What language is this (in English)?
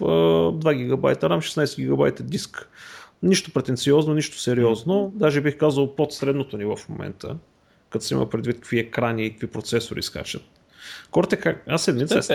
Bulgarian